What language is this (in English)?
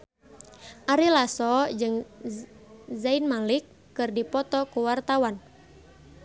Sundanese